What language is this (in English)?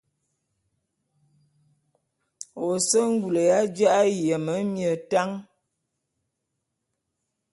Bulu